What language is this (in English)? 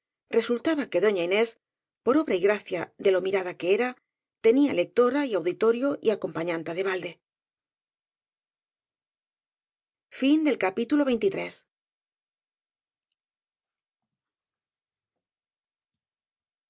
Spanish